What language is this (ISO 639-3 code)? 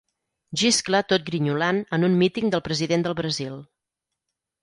cat